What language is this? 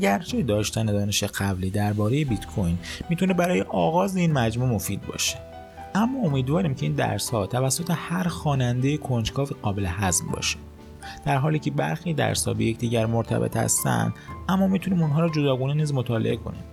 Persian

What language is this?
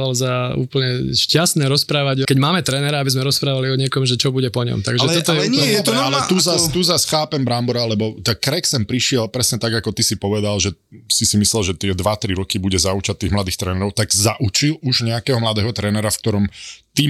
Slovak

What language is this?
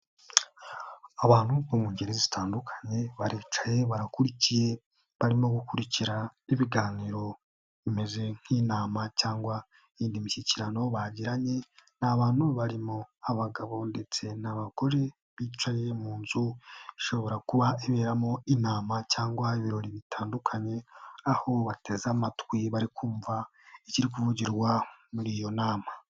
Kinyarwanda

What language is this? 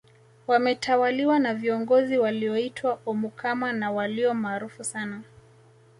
Swahili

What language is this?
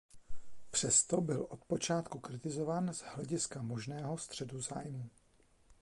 Czech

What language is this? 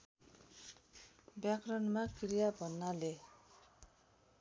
Nepali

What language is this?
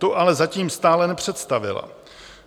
Czech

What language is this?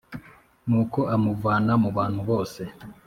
Kinyarwanda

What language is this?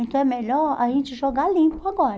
Portuguese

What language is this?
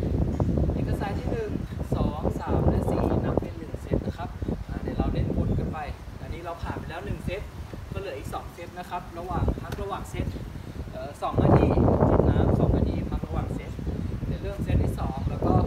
Thai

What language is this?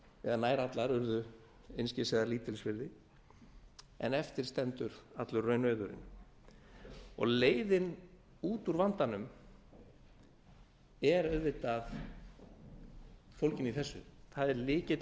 Icelandic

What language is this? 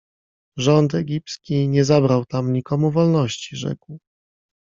Polish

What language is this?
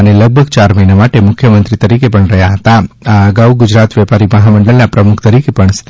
Gujarati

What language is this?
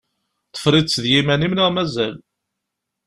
Kabyle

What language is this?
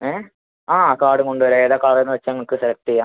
Malayalam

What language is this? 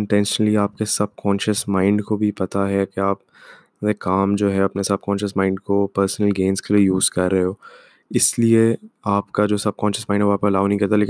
Urdu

